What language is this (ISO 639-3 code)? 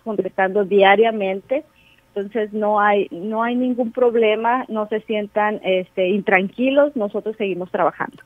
spa